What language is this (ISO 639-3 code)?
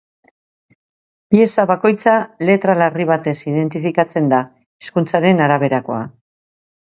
eus